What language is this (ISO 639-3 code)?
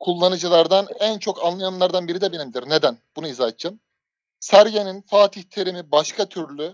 tur